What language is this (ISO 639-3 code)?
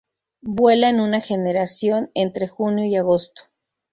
spa